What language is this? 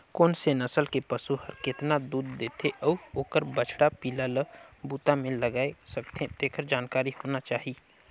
Chhattisgarhi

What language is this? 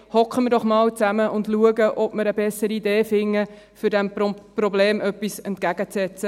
Swiss German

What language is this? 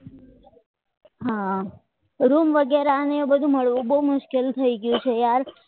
Gujarati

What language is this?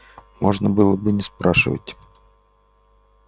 Russian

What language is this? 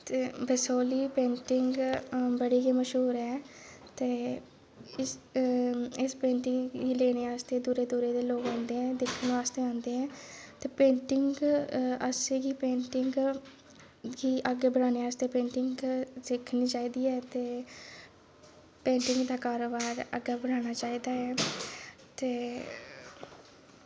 Dogri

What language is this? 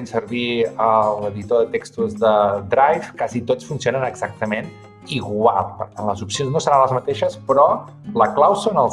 Catalan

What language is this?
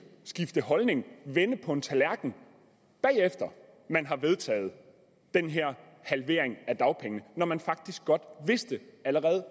Danish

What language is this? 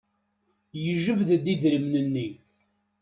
Kabyle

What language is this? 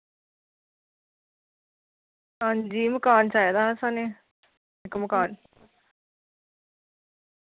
Dogri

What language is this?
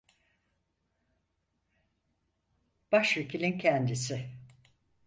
Turkish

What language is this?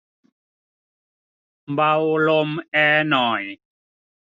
Thai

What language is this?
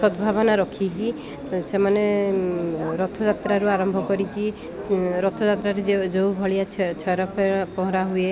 Odia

